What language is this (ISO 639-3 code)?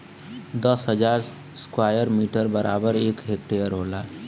bho